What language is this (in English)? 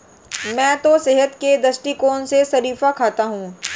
Hindi